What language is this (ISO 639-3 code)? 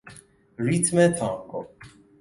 fas